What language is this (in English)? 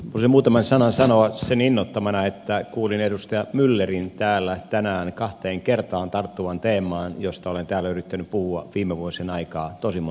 Finnish